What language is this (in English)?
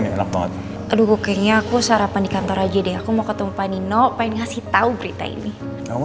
Indonesian